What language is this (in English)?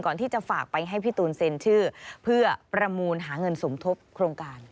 Thai